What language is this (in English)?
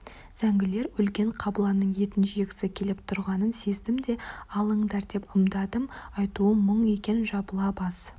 Kazakh